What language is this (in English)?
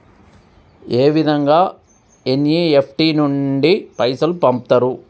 Telugu